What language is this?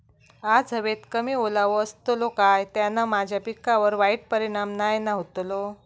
Marathi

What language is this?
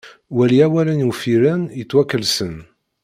Kabyle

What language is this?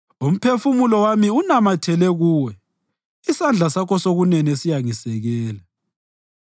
North Ndebele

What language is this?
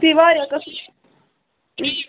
Kashmiri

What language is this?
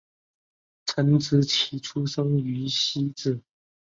Chinese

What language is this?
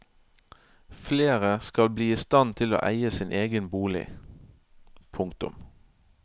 Norwegian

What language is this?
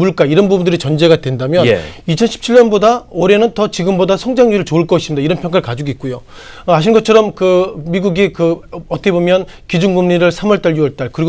Korean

